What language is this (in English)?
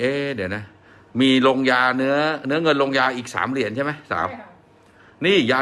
Thai